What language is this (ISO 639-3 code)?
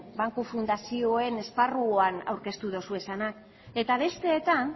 eus